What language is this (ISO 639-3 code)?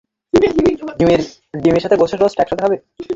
ben